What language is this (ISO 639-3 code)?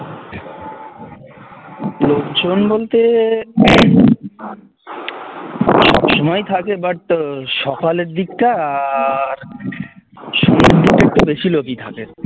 ben